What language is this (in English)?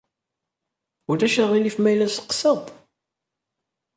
Kabyle